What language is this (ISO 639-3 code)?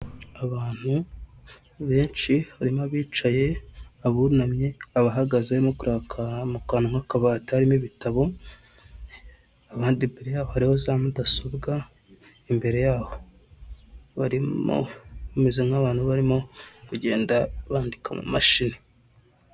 kin